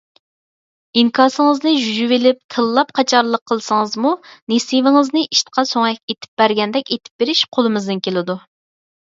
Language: Uyghur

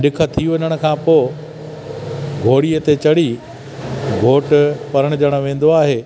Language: Sindhi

